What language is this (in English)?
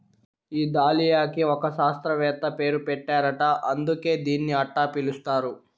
Telugu